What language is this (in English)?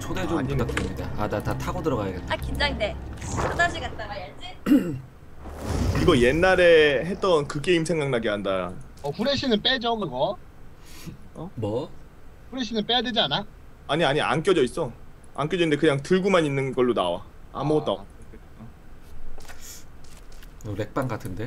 Korean